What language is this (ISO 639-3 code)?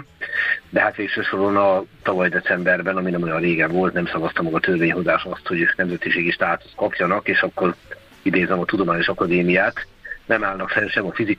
hun